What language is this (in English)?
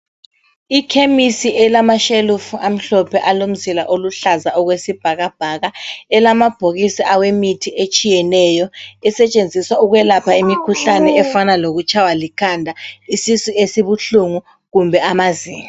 North Ndebele